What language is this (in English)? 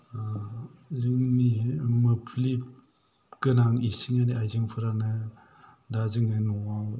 Bodo